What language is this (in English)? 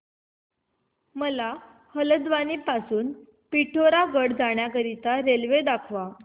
Marathi